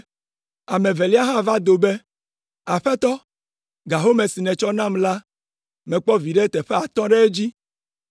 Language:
Ewe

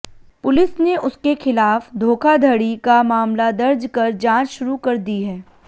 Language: Hindi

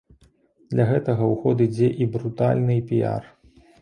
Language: Belarusian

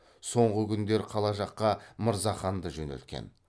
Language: Kazakh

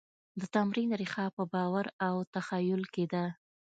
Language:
Pashto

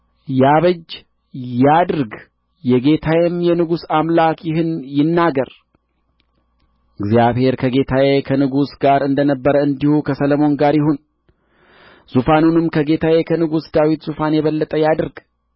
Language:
Amharic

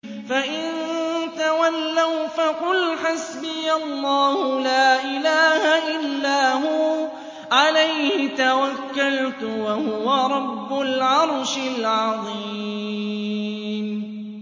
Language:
Arabic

